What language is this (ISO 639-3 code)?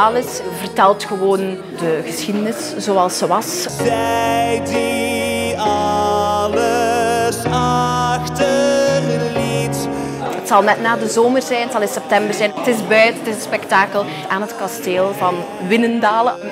nld